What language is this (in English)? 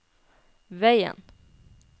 Norwegian